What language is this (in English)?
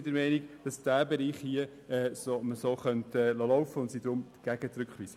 Swiss German